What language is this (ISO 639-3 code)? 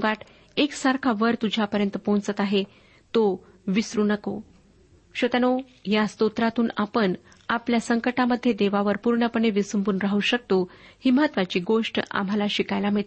mar